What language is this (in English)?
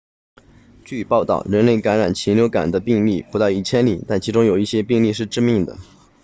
Chinese